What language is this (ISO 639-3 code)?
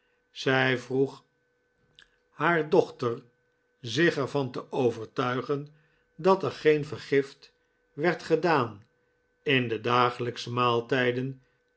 nld